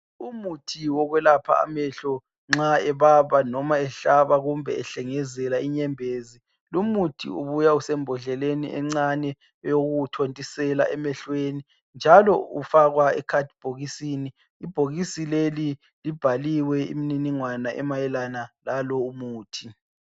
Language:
North Ndebele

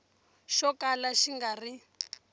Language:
Tsonga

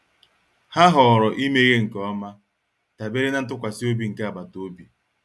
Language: Igbo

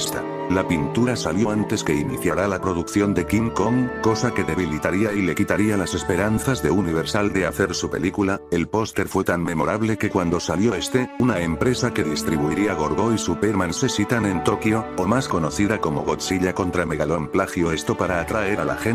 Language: Spanish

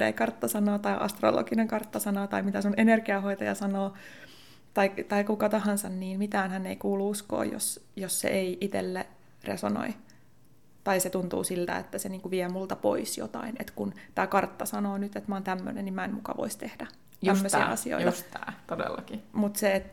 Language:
Finnish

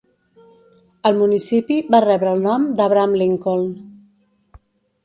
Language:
Catalan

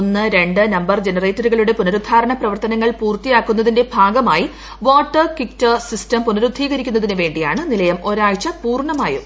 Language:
Malayalam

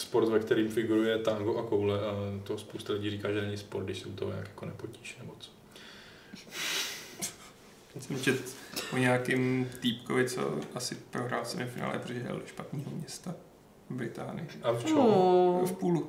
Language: Czech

